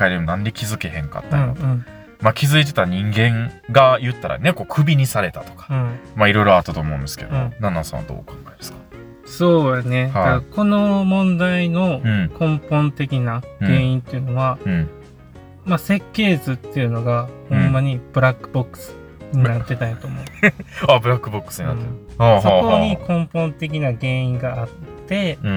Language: Japanese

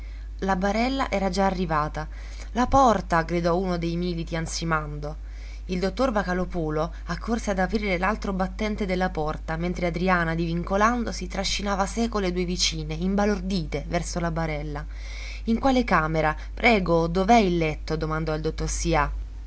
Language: Italian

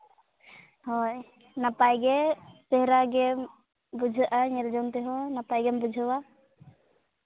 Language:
Santali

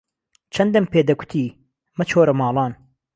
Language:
Central Kurdish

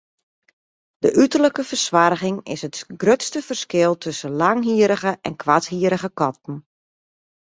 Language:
Western Frisian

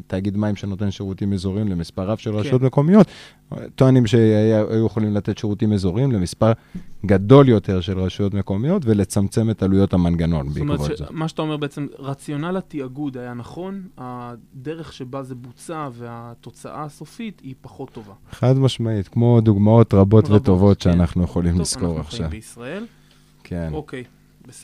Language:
Hebrew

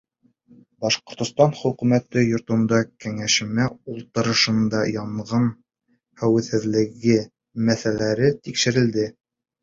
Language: Bashkir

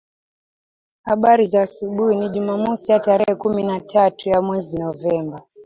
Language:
Swahili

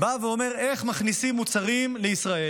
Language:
Hebrew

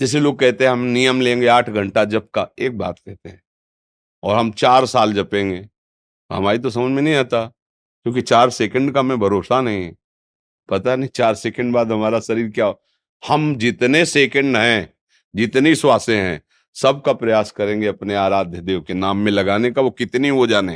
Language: Hindi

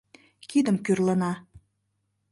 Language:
Mari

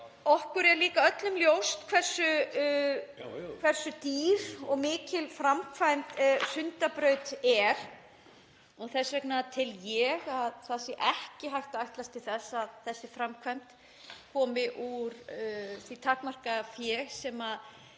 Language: Icelandic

